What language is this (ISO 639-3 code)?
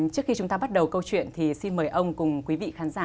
vie